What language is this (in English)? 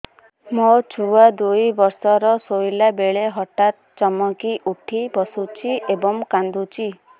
Odia